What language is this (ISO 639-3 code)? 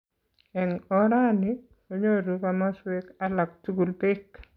kln